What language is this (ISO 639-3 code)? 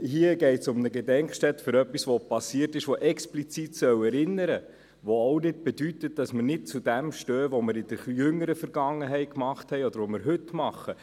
gsw